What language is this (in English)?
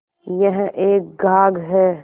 Hindi